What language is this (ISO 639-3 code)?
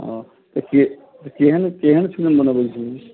mai